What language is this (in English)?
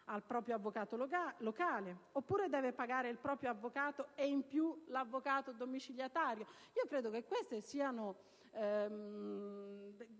Italian